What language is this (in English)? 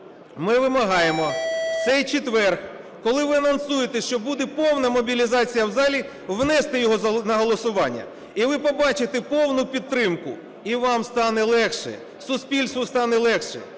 Ukrainian